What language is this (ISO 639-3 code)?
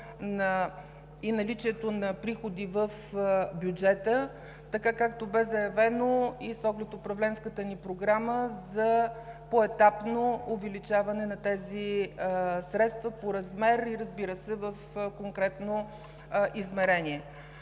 bul